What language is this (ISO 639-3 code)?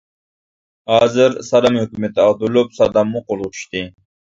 uig